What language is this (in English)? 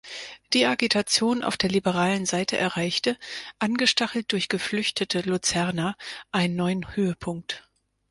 German